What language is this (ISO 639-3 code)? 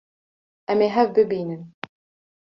kur